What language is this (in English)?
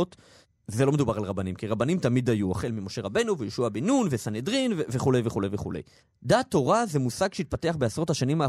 Hebrew